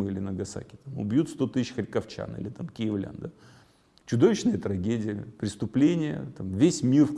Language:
Russian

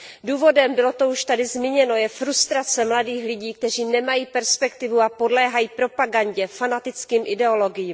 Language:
Czech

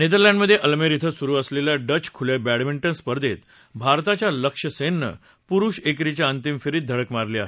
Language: Marathi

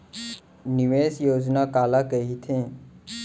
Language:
Chhattisgarhi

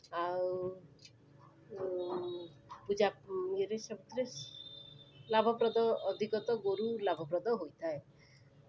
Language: Odia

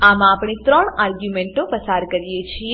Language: Gujarati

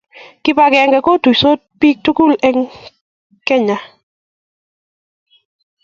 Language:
Kalenjin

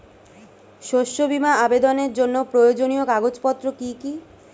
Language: Bangla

